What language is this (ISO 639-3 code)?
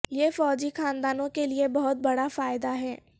urd